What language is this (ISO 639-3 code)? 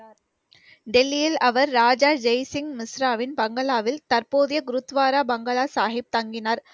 tam